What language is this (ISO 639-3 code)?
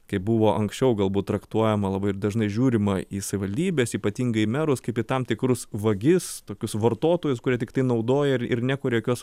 lit